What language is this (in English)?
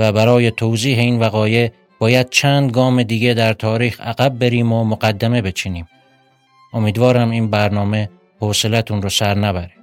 Persian